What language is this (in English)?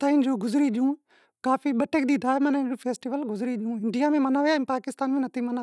Wadiyara Koli